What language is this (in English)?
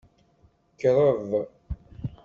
Kabyle